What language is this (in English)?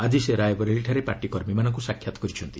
Odia